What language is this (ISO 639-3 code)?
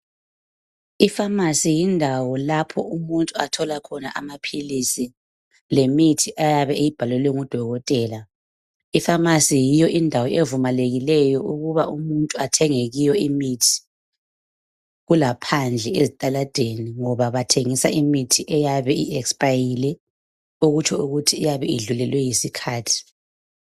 nde